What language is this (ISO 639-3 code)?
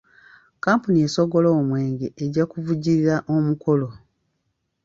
lug